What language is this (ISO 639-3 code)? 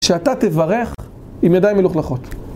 heb